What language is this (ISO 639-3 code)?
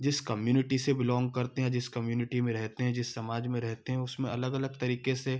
hin